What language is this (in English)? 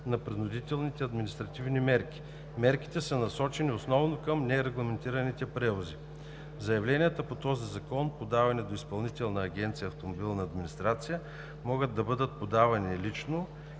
Bulgarian